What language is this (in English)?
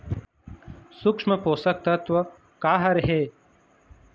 Chhattisgarhi